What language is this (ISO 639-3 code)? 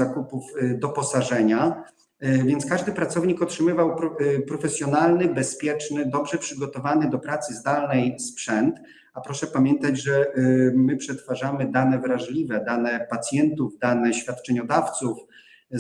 pol